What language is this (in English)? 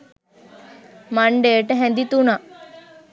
Sinhala